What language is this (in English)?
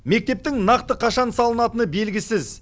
Kazakh